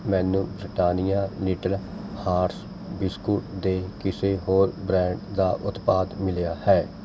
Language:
Punjabi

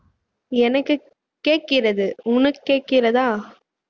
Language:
Tamil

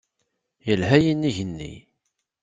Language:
Kabyle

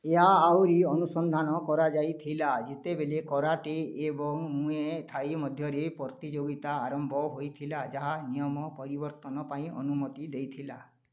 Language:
Odia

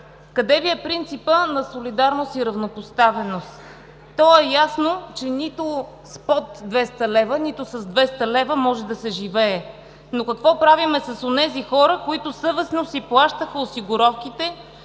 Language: Bulgarian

